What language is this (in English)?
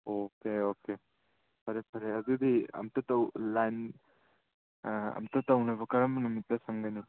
Manipuri